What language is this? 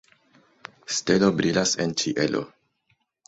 Esperanto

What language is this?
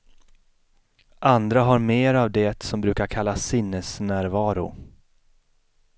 Swedish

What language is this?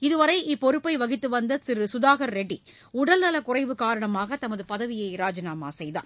Tamil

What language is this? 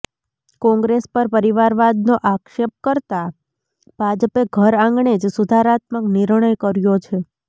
Gujarati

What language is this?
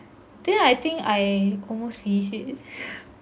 English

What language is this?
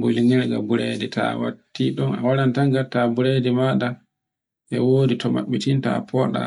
Borgu Fulfulde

